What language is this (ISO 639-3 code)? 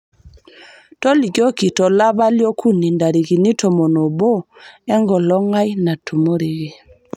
mas